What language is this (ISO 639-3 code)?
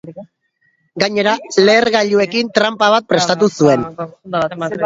eus